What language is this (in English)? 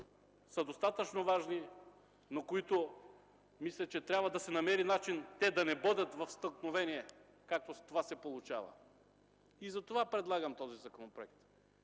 Bulgarian